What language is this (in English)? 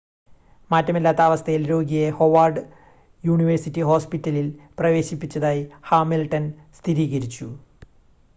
Malayalam